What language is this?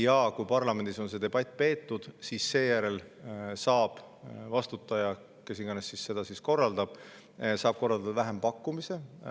Estonian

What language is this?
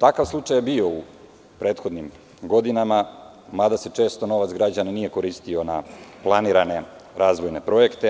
Serbian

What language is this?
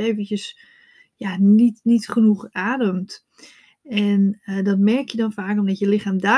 Dutch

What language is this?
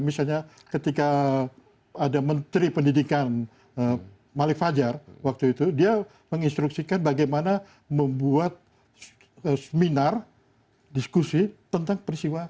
Indonesian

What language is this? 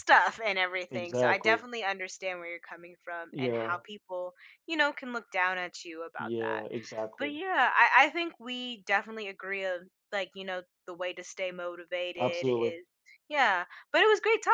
English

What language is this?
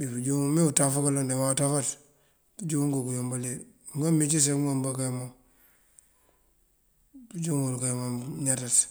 Mandjak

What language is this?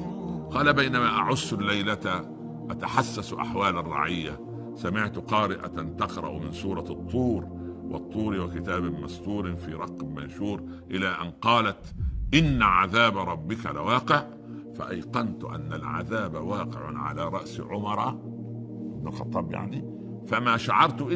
Arabic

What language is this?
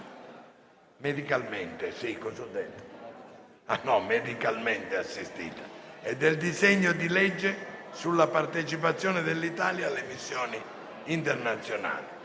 Italian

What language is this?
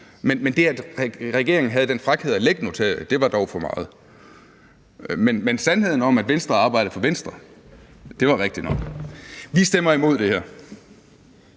Danish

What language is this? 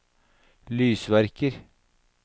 Norwegian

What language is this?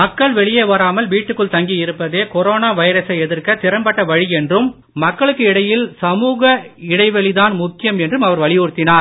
Tamil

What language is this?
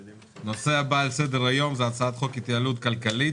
Hebrew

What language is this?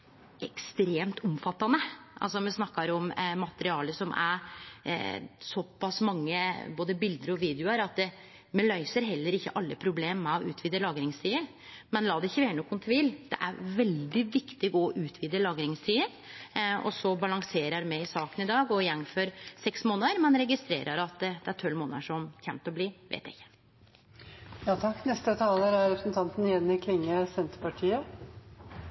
Norwegian Nynorsk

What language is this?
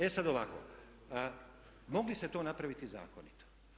Croatian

